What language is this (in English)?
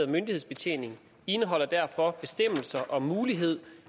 Danish